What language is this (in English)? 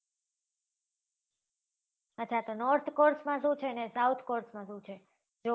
Gujarati